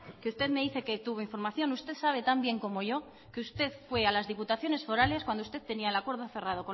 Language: Spanish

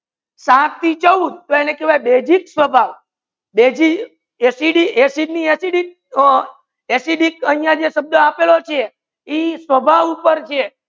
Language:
Gujarati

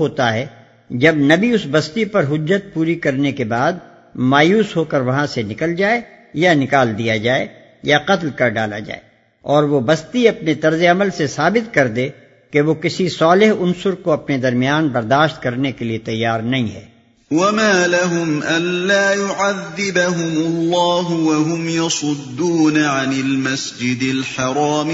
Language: Urdu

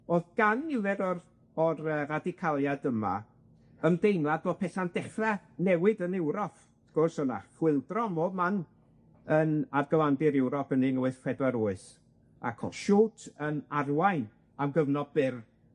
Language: Welsh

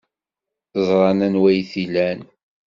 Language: Kabyle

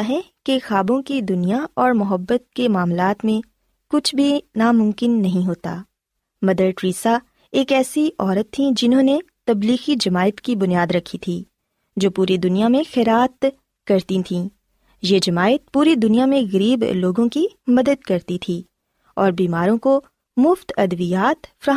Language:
Urdu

